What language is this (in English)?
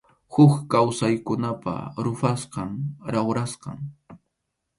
Arequipa-La Unión Quechua